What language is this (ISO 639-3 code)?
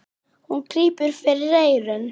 isl